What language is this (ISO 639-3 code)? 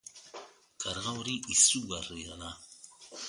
eus